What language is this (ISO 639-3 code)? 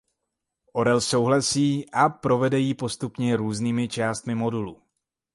ces